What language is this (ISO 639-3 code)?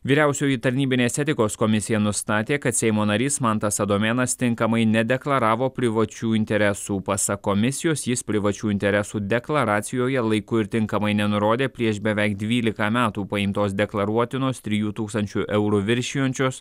lit